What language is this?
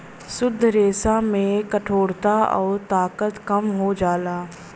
Bhojpuri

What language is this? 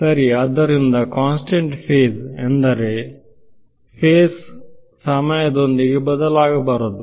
Kannada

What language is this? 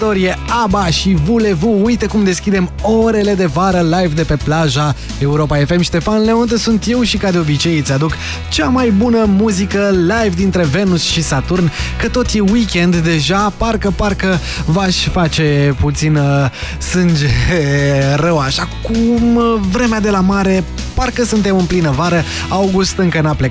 Romanian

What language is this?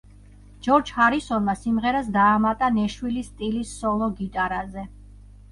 Georgian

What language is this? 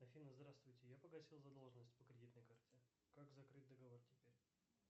Russian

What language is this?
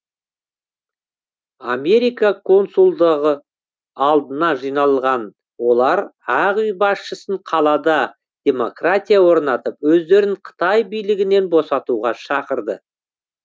Kazakh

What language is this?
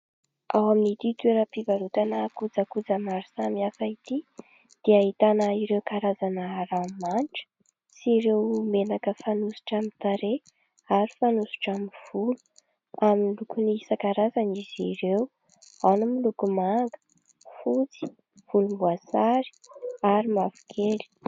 Malagasy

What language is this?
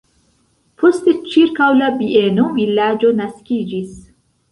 Esperanto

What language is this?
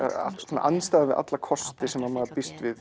Icelandic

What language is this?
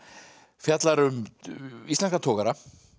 Icelandic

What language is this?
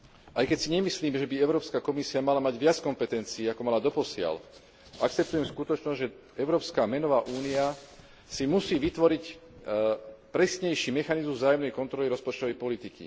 Slovak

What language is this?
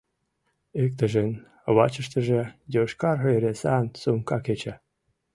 Mari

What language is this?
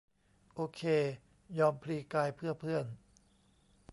Thai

